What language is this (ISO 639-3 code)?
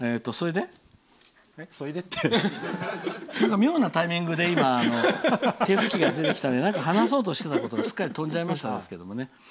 jpn